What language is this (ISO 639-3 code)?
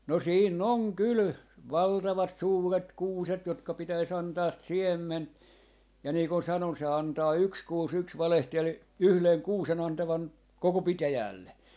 fin